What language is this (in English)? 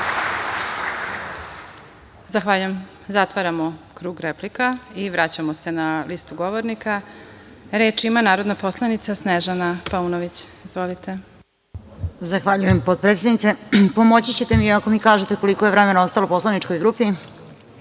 Serbian